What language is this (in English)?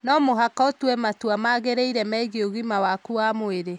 Kikuyu